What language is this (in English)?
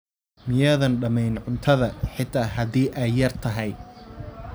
Somali